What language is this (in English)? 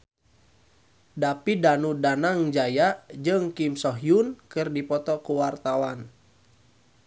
Sundanese